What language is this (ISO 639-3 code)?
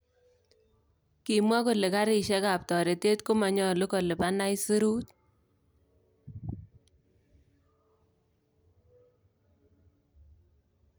kln